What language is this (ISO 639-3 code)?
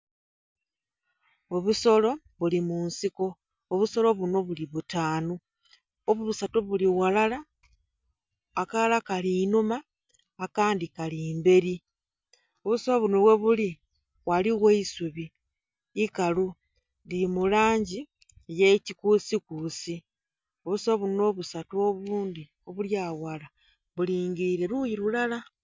xog